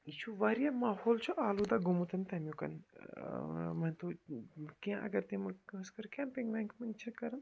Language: Kashmiri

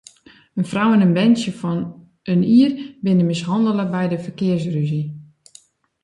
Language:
Western Frisian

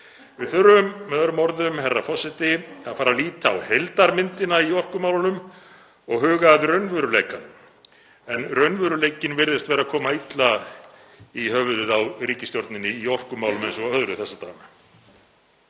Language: Icelandic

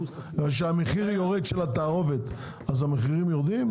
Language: Hebrew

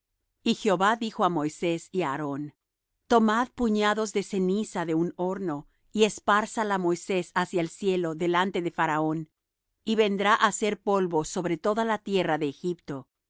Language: Spanish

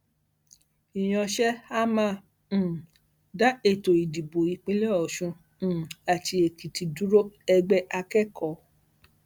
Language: Yoruba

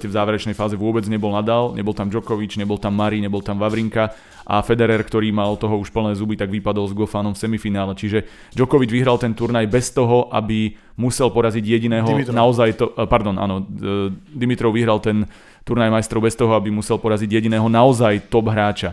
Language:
Slovak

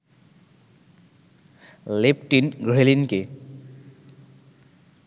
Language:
Bangla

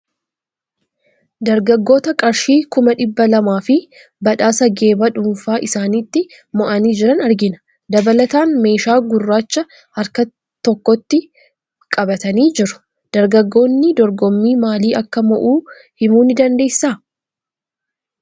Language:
Oromo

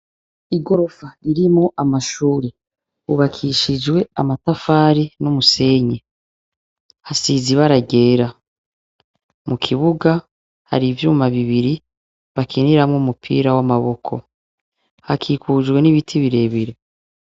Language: Rundi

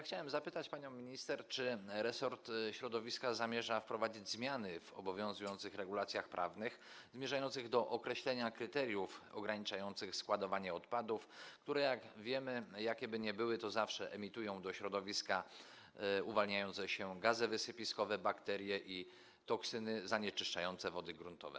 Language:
Polish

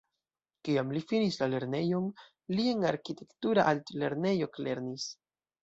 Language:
Esperanto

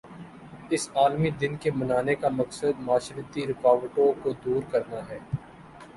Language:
Urdu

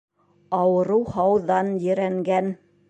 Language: Bashkir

